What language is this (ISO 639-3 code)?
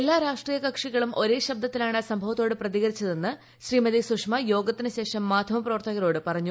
mal